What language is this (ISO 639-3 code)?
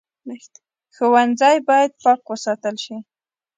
pus